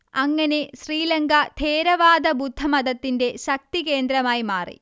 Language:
Malayalam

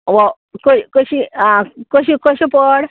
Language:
Konkani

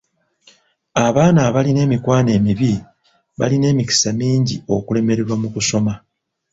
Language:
Ganda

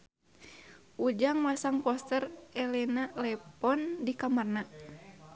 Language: Sundanese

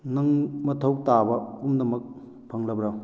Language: Manipuri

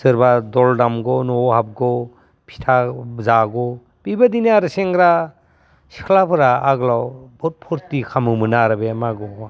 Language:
Bodo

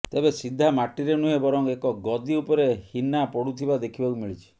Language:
Odia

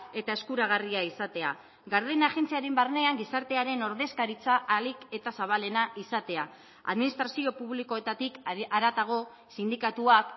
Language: Basque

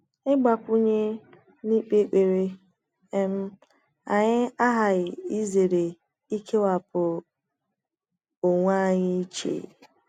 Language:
Igbo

